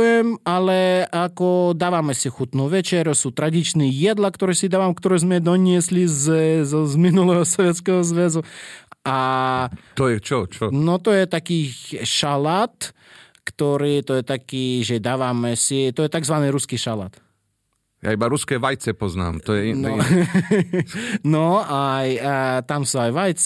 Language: Slovak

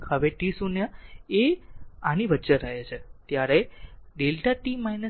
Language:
Gujarati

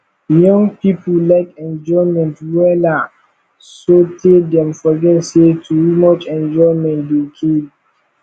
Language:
Nigerian Pidgin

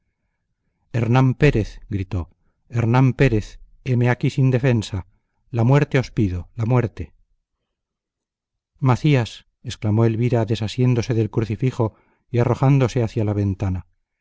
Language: Spanish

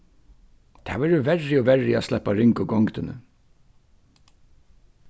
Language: Faroese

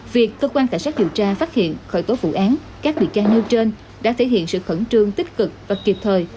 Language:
Vietnamese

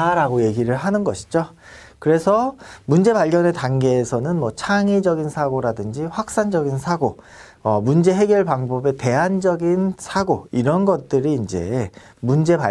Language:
Korean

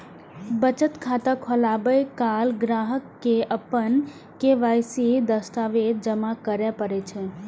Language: Maithili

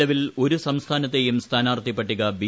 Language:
Malayalam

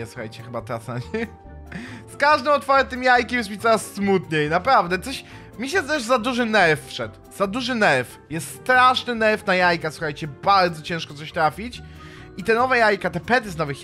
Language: Polish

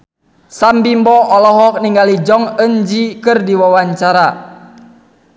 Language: Sundanese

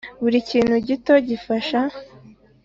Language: Kinyarwanda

